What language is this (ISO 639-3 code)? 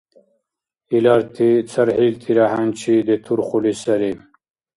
dar